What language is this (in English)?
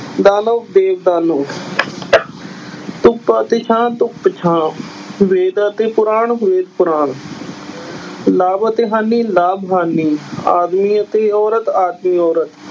Punjabi